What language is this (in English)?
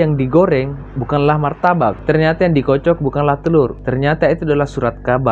Indonesian